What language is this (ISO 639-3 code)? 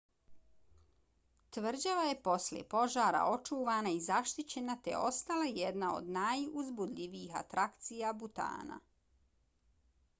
bos